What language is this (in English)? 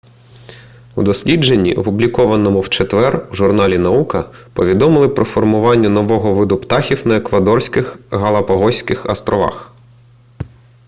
Ukrainian